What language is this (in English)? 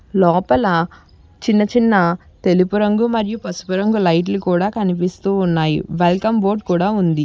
Telugu